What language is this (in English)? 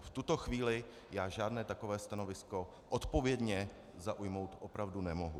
Czech